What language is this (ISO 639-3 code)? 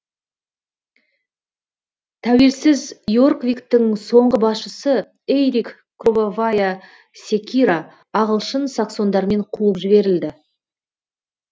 kaz